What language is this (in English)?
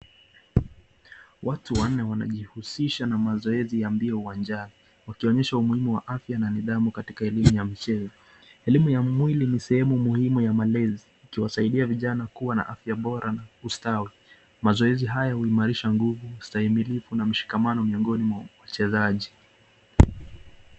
Swahili